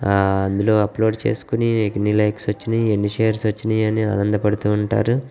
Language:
Telugu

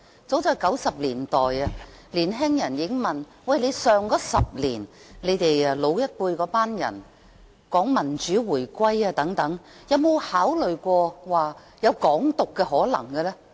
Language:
Cantonese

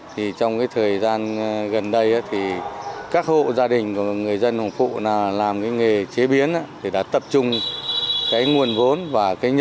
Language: Vietnamese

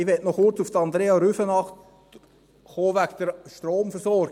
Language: Swiss German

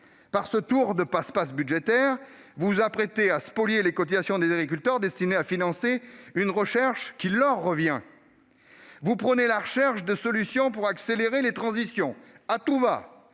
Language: French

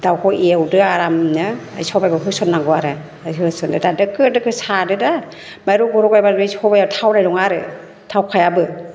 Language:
Bodo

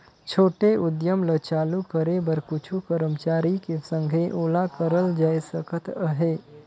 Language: Chhattisgarhi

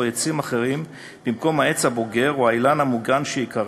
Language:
Hebrew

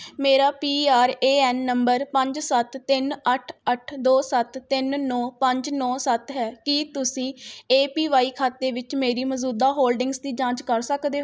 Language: Punjabi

